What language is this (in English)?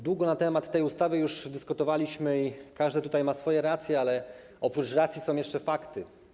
Polish